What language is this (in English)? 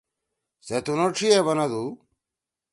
Torwali